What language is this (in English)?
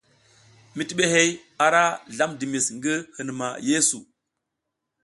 South Giziga